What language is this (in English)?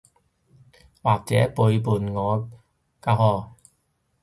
Cantonese